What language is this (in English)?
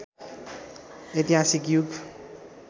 Nepali